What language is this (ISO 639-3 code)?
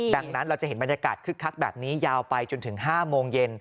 tha